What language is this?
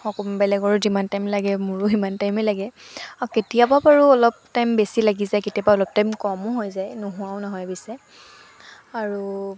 Assamese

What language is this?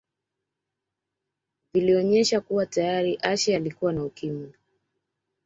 Swahili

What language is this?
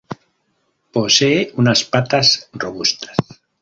Spanish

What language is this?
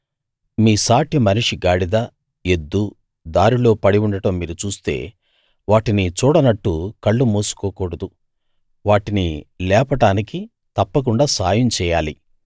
Telugu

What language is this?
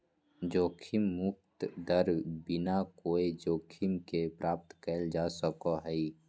Magahi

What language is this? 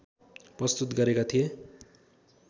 Nepali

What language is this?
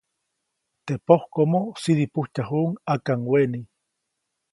Copainalá Zoque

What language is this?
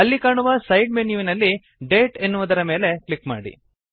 Kannada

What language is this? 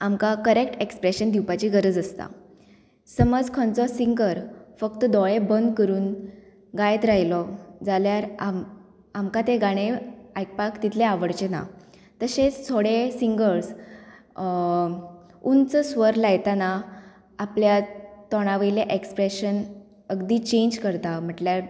Konkani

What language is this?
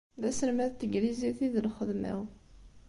Kabyle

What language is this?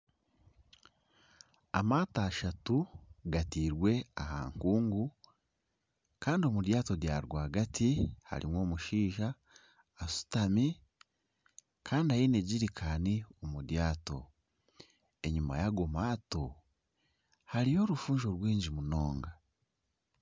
Nyankole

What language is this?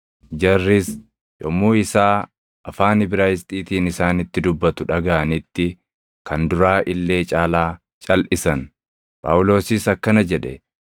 Oromo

